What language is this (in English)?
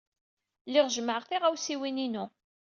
Kabyle